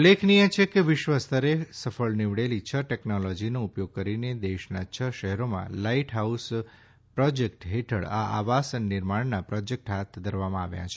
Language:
Gujarati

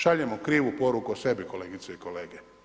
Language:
Croatian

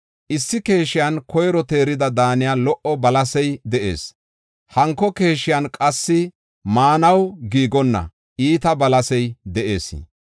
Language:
Gofa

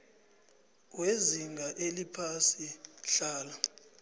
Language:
South Ndebele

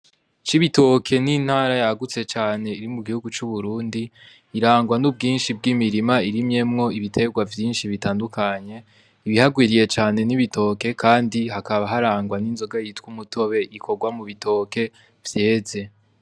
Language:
Rundi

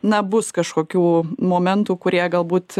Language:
Lithuanian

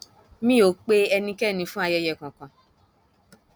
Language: Yoruba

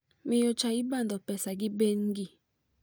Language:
Luo (Kenya and Tanzania)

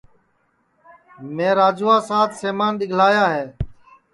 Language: Sansi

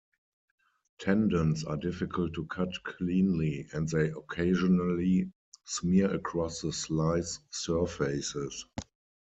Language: English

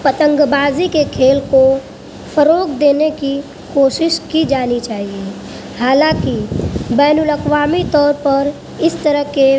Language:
Urdu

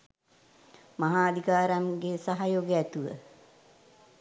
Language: Sinhala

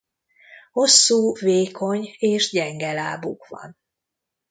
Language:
Hungarian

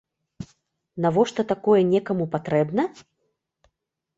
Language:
Belarusian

